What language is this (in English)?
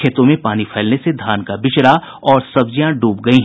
Hindi